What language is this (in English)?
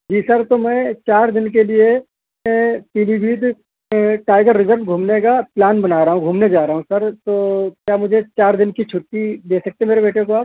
Urdu